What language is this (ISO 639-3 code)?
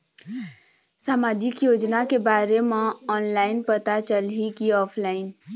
hne